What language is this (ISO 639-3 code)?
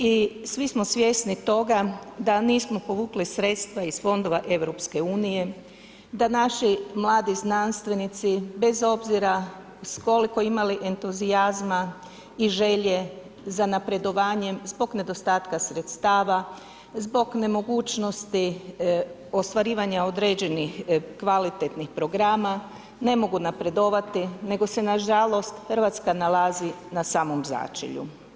hrv